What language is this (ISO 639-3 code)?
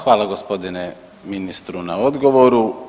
hrv